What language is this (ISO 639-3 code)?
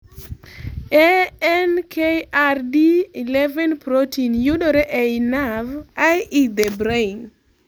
luo